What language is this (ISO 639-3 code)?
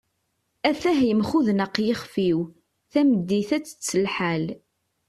kab